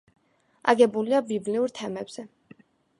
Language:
Georgian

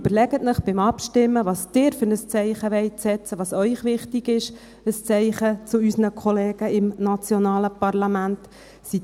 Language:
Swiss German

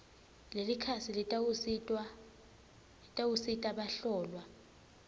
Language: Swati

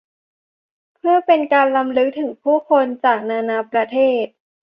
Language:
Thai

